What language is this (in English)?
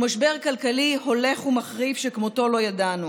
Hebrew